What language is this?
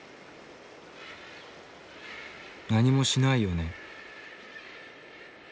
Japanese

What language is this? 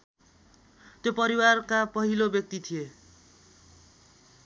Nepali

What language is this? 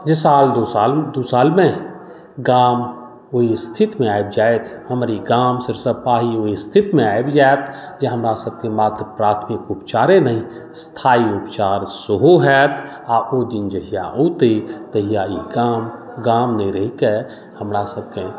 Maithili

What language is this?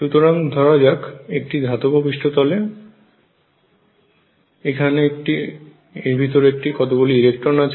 Bangla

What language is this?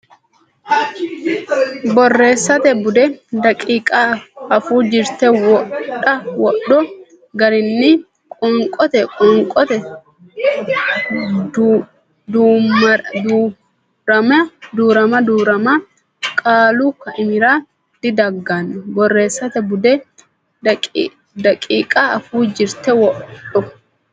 Sidamo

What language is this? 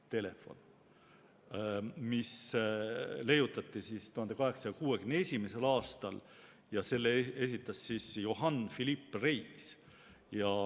Estonian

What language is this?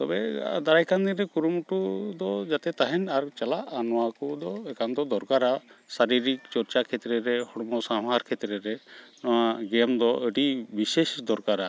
Santali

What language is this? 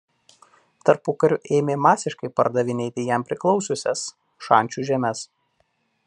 Lithuanian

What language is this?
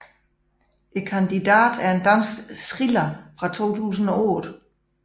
Danish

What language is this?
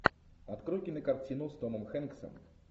Russian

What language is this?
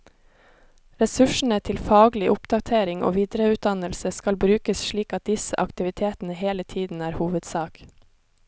Norwegian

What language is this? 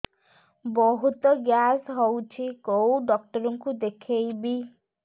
Odia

